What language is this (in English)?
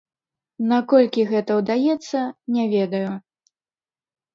Belarusian